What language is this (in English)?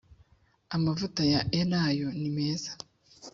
Kinyarwanda